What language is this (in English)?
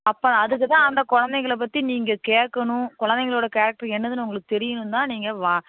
Tamil